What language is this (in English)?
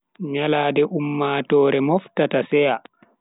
Bagirmi Fulfulde